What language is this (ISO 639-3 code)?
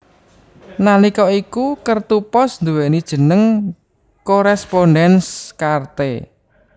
jav